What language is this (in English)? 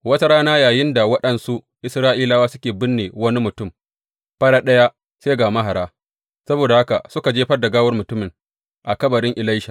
Hausa